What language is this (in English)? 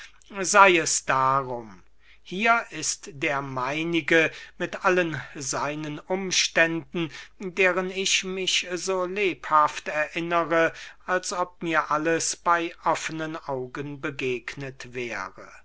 German